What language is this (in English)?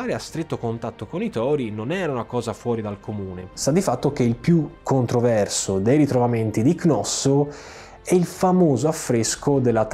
Italian